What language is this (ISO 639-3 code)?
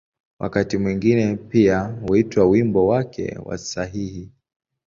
swa